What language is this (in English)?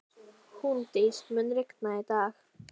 Icelandic